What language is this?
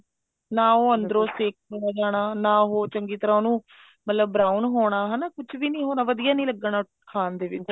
Punjabi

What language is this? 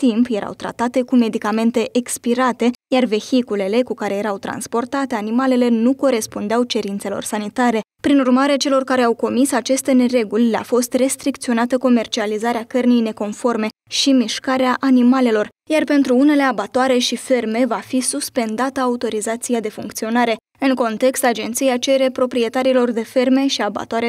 Romanian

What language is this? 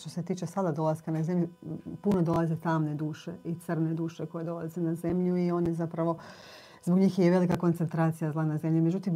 Croatian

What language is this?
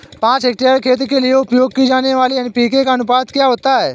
Hindi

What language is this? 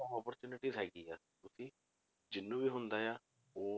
Punjabi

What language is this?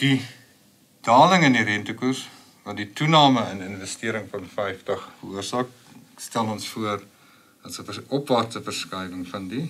Latvian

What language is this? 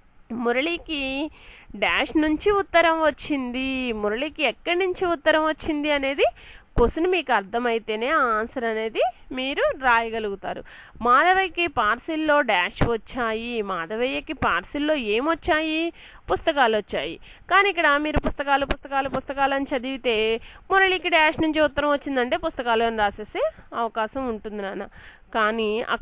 Telugu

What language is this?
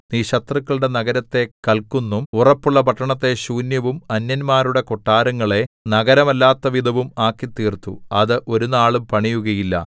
Malayalam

